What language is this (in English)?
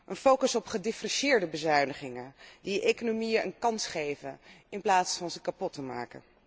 Dutch